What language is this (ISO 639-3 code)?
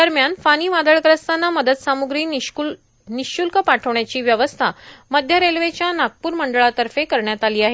mar